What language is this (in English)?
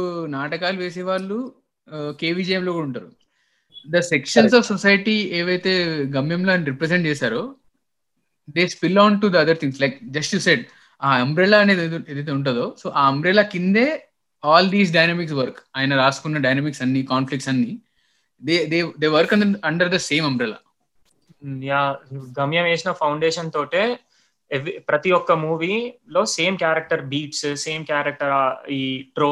Telugu